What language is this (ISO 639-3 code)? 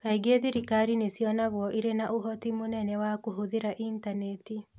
kik